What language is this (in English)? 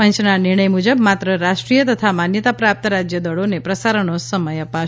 Gujarati